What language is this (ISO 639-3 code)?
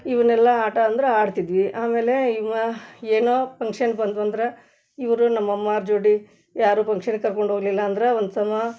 kan